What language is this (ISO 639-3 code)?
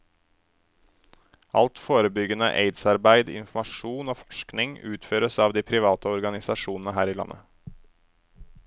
nor